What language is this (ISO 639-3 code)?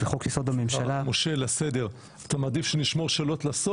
heb